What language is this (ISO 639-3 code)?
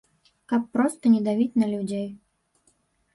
bel